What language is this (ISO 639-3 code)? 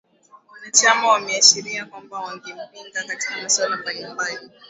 swa